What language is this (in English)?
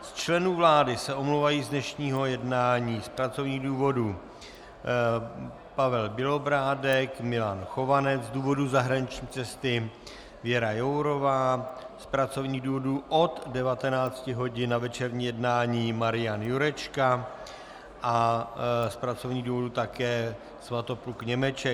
Czech